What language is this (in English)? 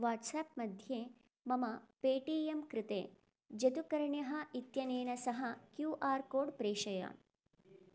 Sanskrit